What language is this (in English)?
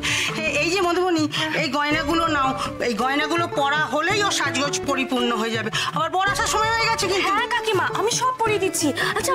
Bangla